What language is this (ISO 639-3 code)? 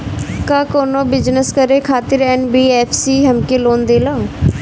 bho